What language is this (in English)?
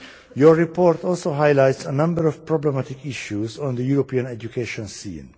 English